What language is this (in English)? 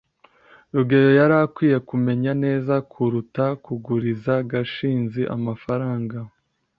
Kinyarwanda